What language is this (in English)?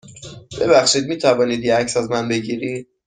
Persian